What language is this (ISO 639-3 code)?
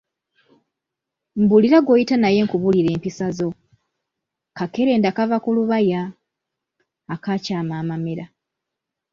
lug